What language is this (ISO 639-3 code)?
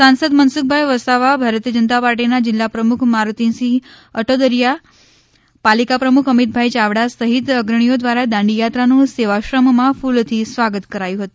guj